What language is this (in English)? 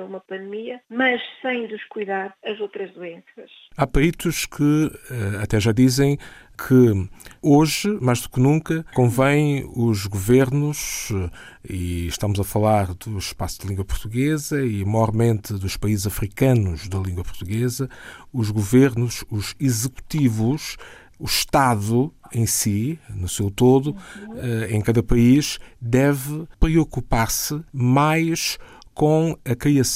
Portuguese